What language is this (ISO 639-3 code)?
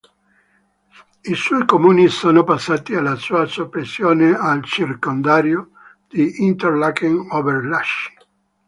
ita